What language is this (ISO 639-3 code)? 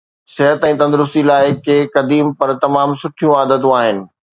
snd